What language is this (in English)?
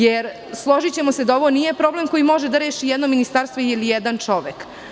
Serbian